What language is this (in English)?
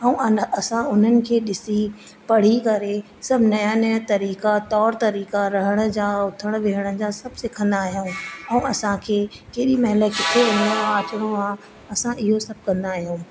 Sindhi